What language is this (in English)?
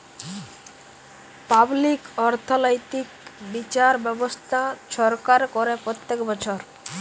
Bangla